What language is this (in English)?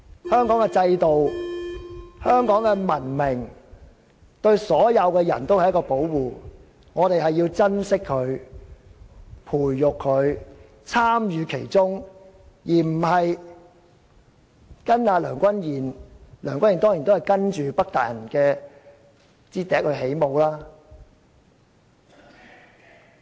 Cantonese